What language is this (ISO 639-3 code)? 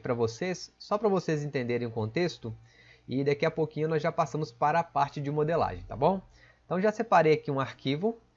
por